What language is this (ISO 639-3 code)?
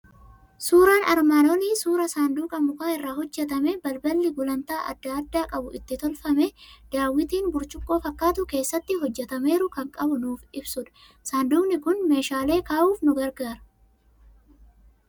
orm